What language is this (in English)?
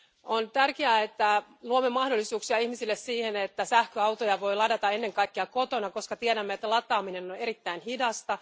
Finnish